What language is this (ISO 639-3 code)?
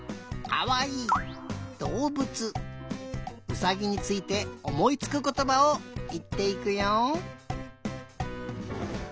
jpn